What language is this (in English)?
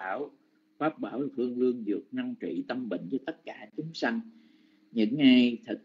Vietnamese